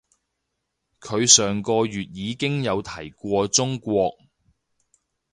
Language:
Cantonese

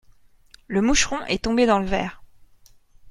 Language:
French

